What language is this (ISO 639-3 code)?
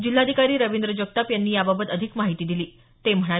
mar